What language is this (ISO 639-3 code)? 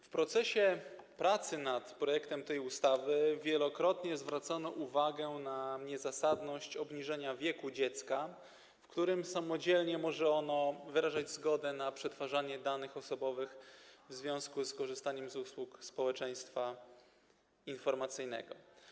pol